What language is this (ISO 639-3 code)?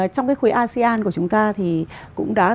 vie